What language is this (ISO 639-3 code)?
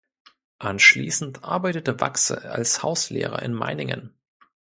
deu